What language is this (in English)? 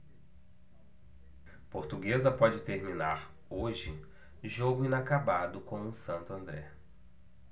Portuguese